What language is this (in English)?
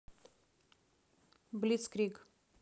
Russian